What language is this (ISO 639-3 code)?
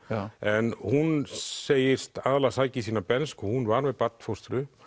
isl